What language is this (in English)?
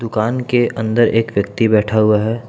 Hindi